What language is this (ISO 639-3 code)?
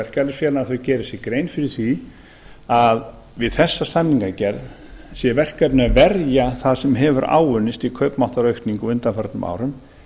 isl